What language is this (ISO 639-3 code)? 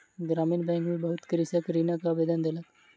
mai